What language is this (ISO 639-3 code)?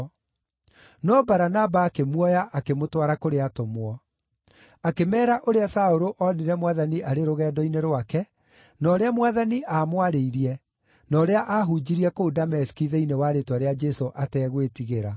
kik